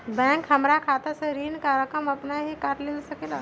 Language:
Magahi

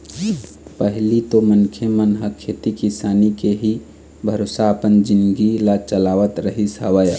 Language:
Chhattisgarhi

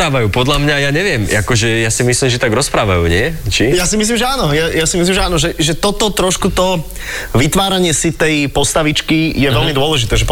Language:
Slovak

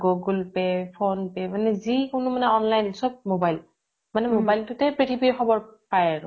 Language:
Assamese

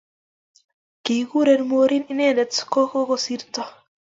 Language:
Kalenjin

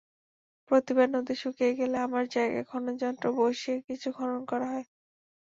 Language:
Bangla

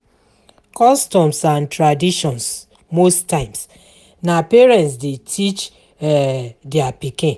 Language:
Nigerian Pidgin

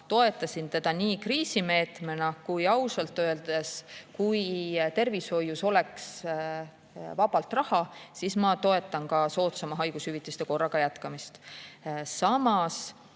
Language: Estonian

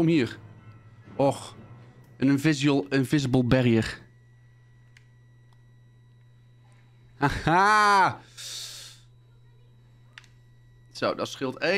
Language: Dutch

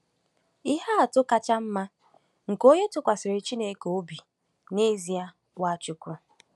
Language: Igbo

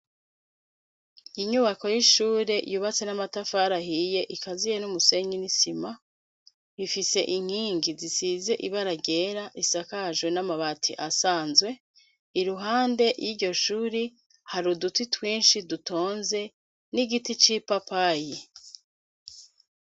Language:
Rundi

